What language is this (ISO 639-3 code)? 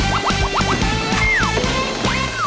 tha